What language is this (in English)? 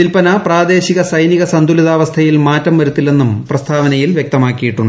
Malayalam